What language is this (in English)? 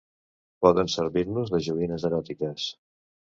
Catalan